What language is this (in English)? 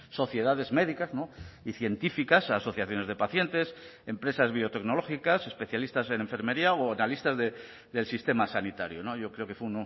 Spanish